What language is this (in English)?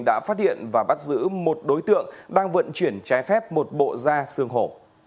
Vietnamese